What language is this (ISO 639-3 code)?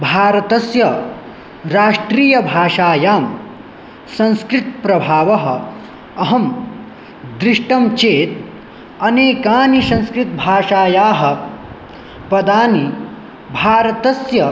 san